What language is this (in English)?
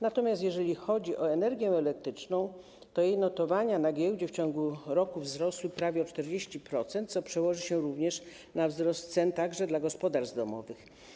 Polish